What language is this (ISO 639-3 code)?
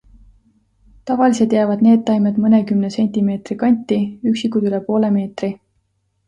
est